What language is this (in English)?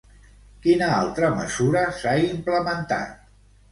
Catalan